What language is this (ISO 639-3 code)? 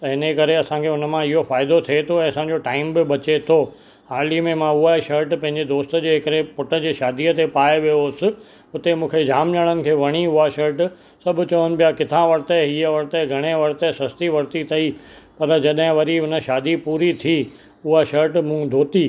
snd